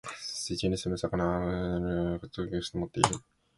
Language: Japanese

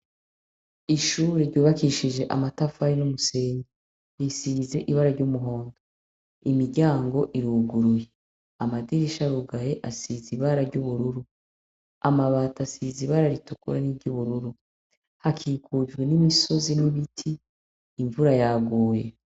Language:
Rundi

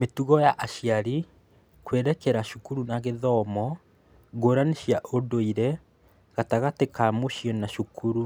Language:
Kikuyu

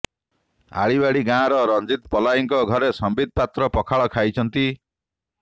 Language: Odia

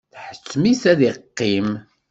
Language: Kabyle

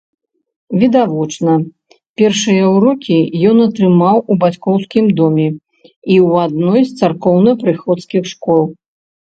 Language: Belarusian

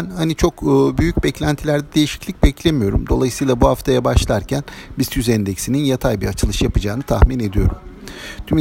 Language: Turkish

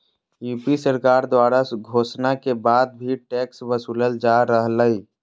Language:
Magahi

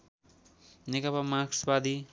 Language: Nepali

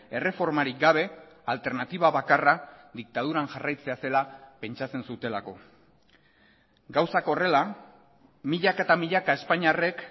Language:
Basque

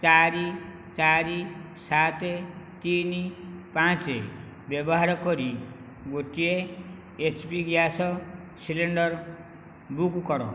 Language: Odia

